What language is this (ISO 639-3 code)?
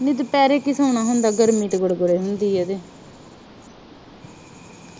pan